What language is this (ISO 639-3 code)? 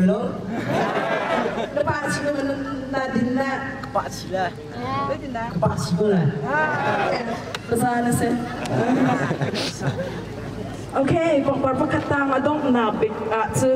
ind